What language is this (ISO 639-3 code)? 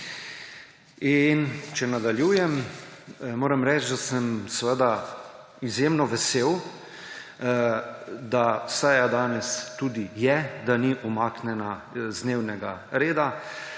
slv